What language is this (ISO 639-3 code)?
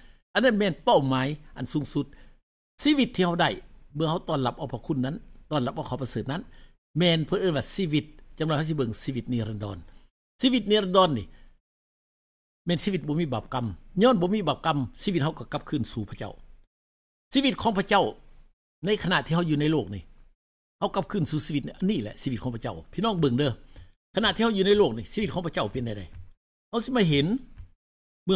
tha